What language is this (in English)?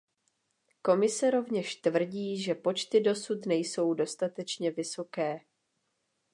Czech